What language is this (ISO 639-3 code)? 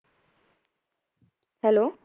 pan